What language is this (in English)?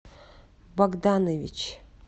Russian